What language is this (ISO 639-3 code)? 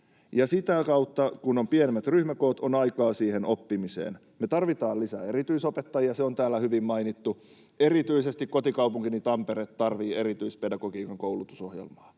fin